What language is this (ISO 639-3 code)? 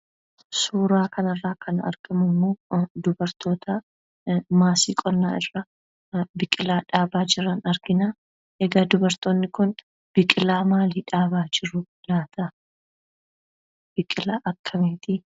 orm